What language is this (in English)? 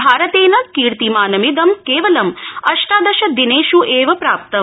Sanskrit